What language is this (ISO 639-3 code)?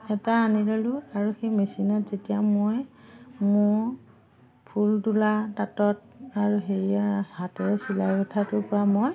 asm